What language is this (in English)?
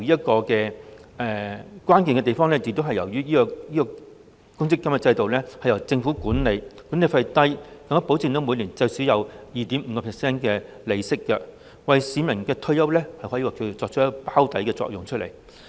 Cantonese